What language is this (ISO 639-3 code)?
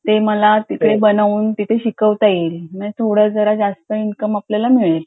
mar